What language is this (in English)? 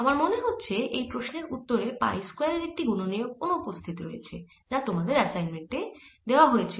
Bangla